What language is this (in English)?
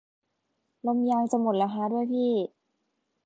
Thai